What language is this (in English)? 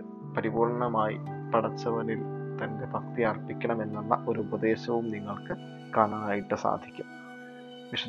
Malayalam